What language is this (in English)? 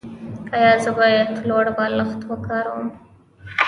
Pashto